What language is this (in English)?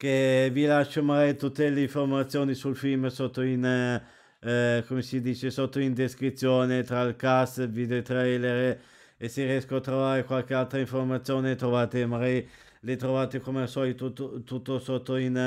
Italian